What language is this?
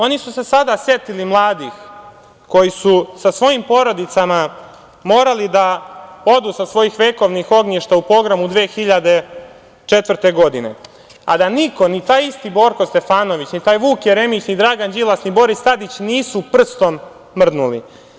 Serbian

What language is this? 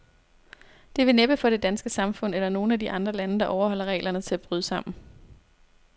Danish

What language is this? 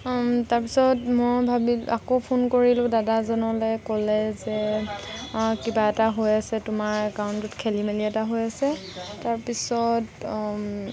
Assamese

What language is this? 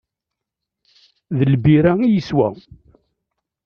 Kabyle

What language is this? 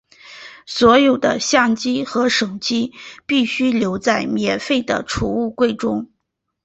Chinese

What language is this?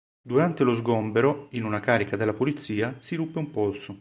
Italian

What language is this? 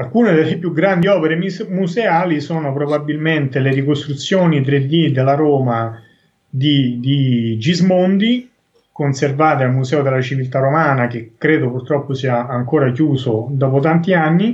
Italian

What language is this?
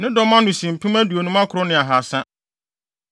Akan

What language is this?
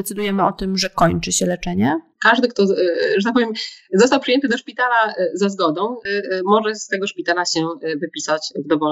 Polish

